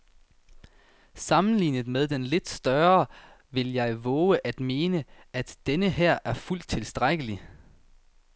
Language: Danish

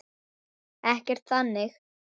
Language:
Icelandic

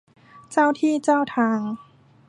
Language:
Thai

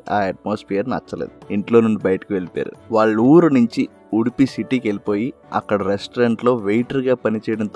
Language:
Telugu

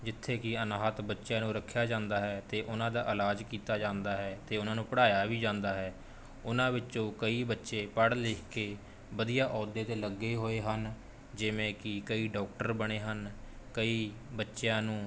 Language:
Punjabi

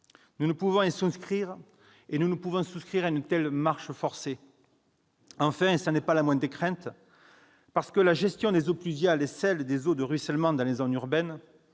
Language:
French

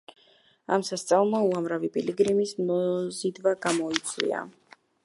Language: Georgian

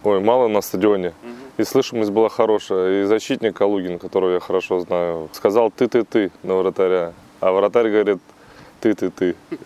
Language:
Russian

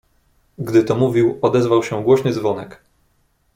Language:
Polish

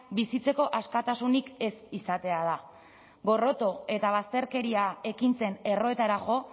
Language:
Basque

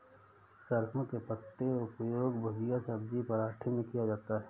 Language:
Hindi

